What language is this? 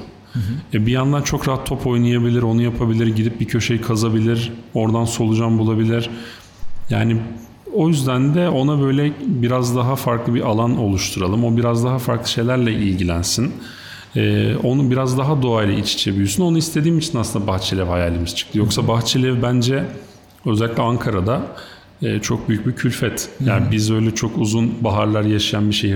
Turkish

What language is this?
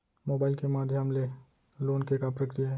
Chhattisgarhi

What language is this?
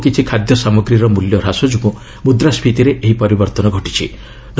Odia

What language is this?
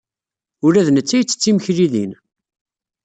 Kabyle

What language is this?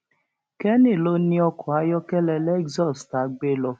Yoruba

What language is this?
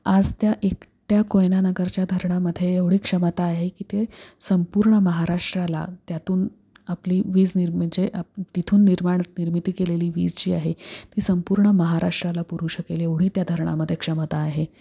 Marathi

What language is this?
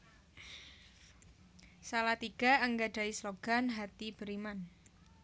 Javanese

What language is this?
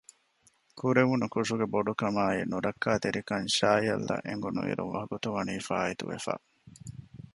Divehi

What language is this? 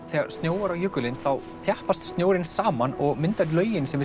Icelandic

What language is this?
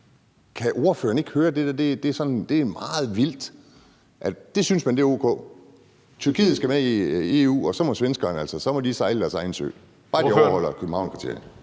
Danish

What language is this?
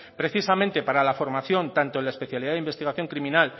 Spanish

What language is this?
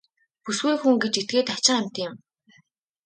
Mongolian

